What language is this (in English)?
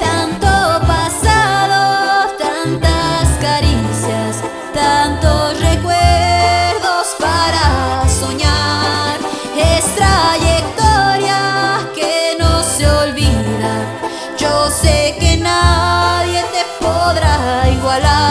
Spanish